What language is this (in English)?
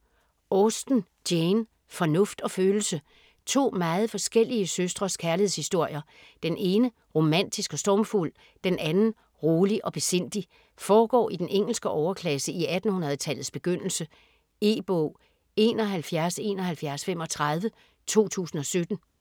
Danish